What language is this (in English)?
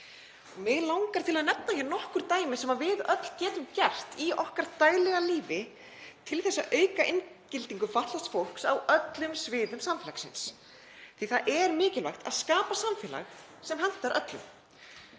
Icelandic